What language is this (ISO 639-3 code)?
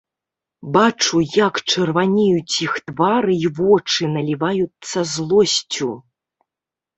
bel